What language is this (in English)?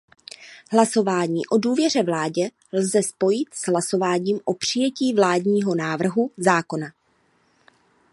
Czech